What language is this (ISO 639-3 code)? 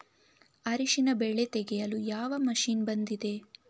kan